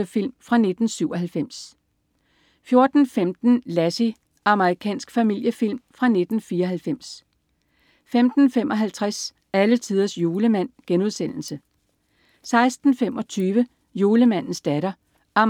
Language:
Danish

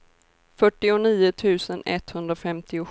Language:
Swedish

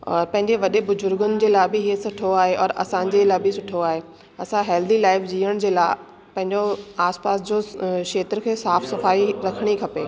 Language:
Sindhi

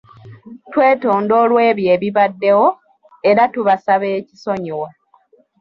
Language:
Ganda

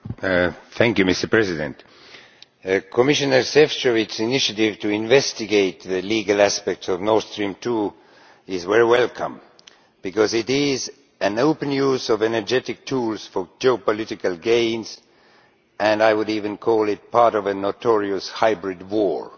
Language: English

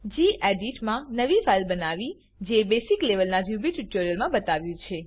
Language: Gujarati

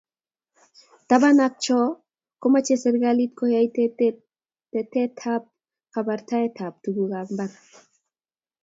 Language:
Kalenjin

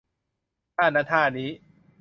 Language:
Thai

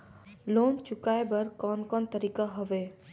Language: Chhattisgarhi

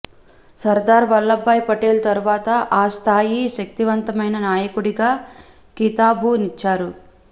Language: Telugu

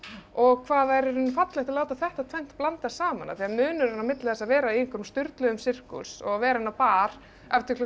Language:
Icelandic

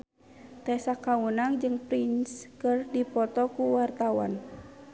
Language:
Sundanese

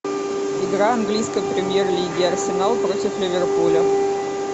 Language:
Russian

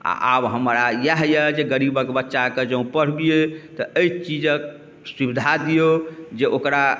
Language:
Maithili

